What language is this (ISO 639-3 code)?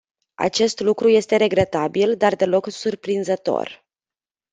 ron